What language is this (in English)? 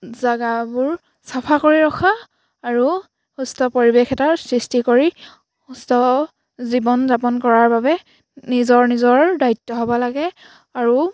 Assamese